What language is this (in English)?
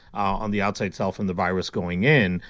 English